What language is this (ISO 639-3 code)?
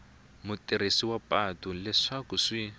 tso